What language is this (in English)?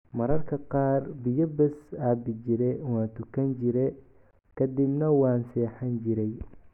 Somali